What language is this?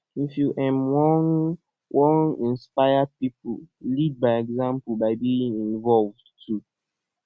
Nigerian Pidgin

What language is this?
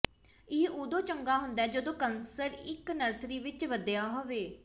Punjabi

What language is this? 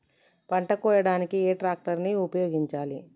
Telugu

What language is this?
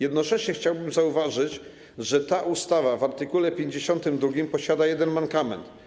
Polish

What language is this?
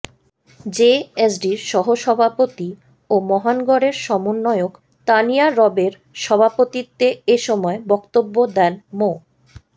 Bangla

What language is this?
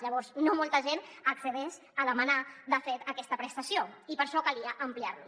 Catalan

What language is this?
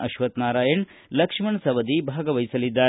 Kannada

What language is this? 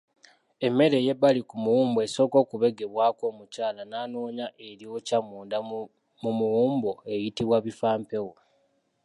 Ganda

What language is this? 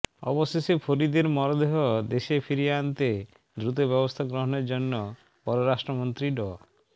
Bangla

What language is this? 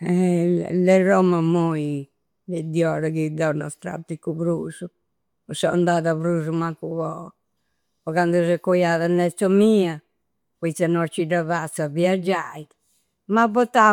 Campidanese Sardinian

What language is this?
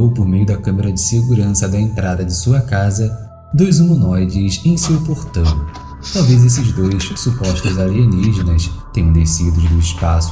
Portuguese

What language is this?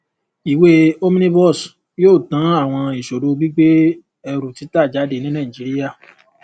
Yoruba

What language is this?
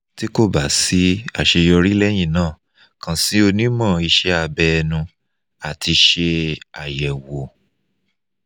Yoruba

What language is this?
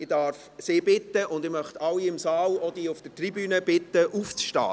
Swiss German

